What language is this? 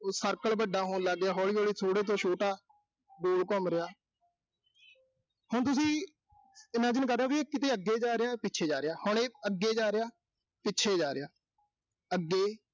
Punjabi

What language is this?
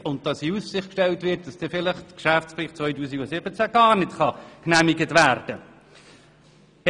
Swiss German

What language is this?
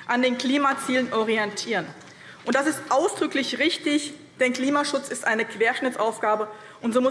German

